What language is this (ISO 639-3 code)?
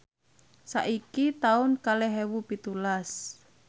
jav